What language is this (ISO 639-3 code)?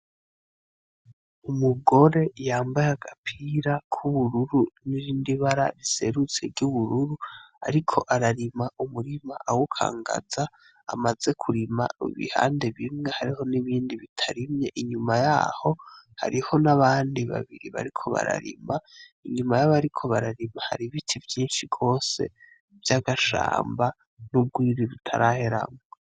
run